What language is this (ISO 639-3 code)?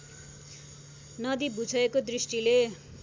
nep